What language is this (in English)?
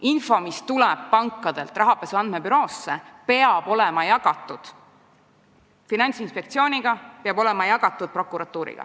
Estonian